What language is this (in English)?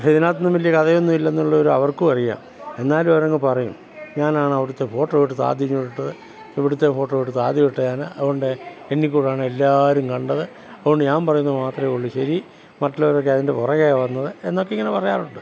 Malayalam